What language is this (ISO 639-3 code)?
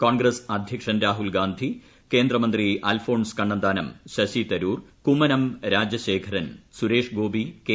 mal